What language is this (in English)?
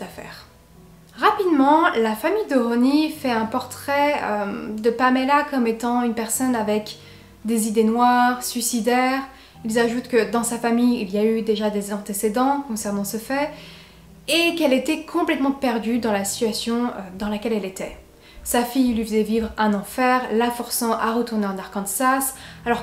French